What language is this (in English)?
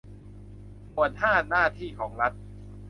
Thai